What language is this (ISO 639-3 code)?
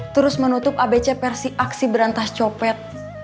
ind